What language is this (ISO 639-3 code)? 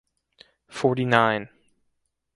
eng